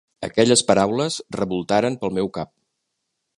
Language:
Catalan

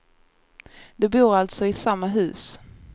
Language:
Swedish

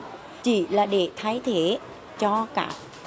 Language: Vietnamese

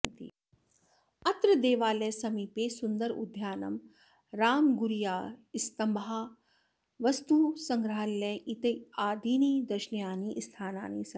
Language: Sanskrit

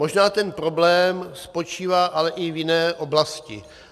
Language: Czech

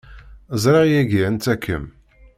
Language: Kabyle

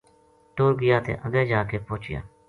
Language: Gujari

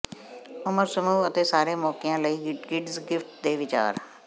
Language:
Punjabi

